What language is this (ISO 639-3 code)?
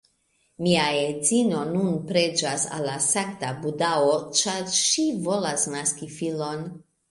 epo